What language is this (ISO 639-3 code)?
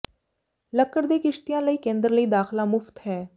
pan